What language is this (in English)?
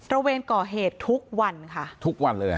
Thai